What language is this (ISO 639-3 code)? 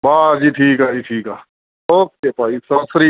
pan